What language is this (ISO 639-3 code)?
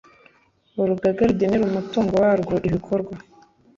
kin